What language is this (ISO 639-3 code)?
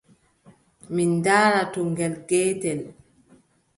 fub